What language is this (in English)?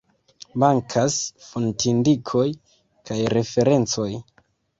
Esperanto